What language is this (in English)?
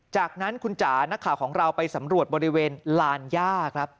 Thai